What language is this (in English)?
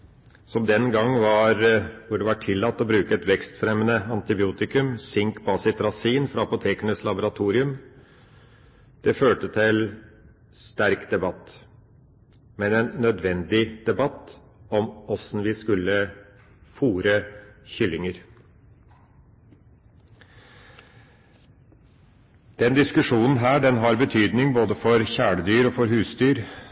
Norwegian Bokmål